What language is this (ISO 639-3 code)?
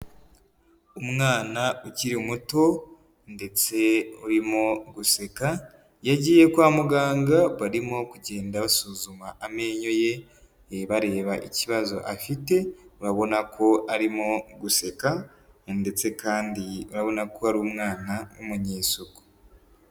kin